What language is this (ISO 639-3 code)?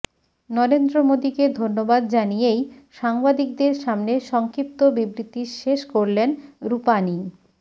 ben